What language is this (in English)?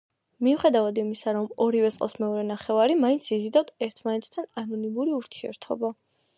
Georgian